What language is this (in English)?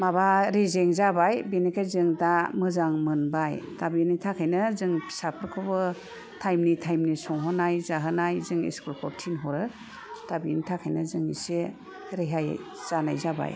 Bodo